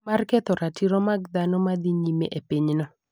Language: Luo (Kenya and Tanzania)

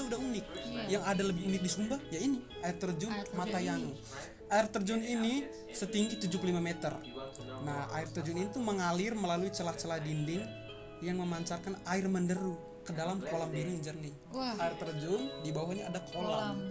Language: Indonesian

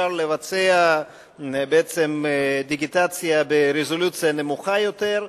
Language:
Hebrew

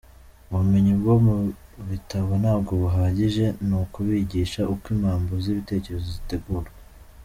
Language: Kinyarwanda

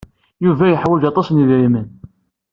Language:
Kabyle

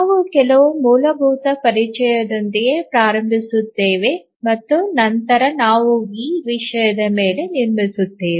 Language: Kannada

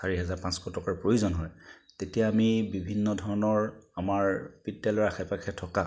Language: Assamese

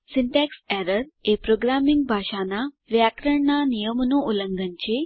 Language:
Gujarati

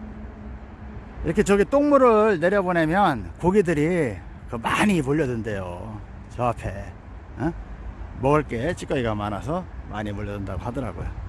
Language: Korean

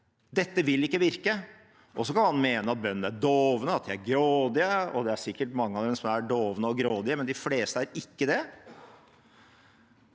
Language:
Norwegian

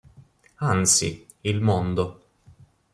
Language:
Italian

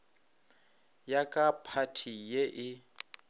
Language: Northern Sotho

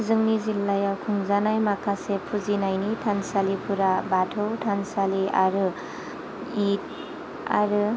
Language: Bodo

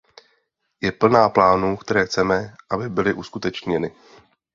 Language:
Czech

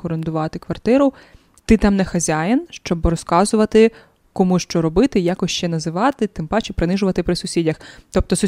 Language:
Ukrainian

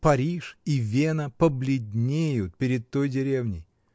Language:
Russian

